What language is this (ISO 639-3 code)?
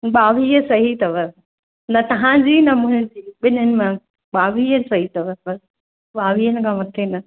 snd